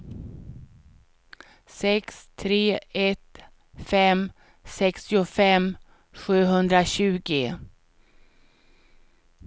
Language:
Swedish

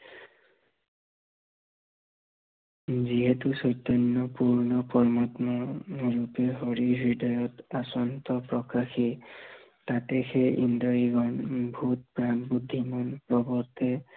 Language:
Assamese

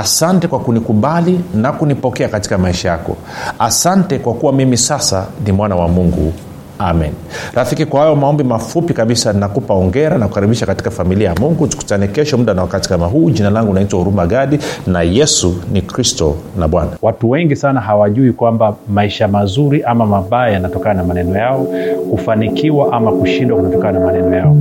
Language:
Swahili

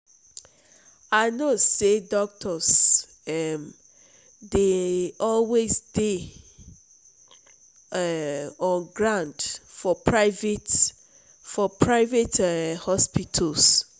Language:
Nigerian Pidgin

